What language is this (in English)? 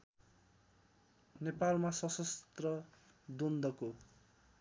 Nepali